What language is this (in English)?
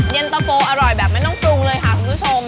Thai